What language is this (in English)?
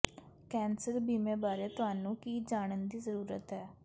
Punjabi